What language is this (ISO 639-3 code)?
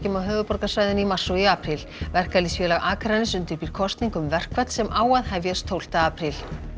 isl